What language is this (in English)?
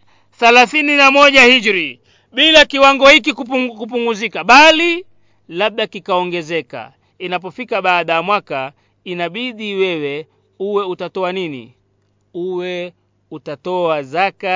Swahili